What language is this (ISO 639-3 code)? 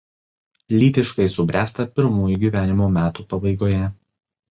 lit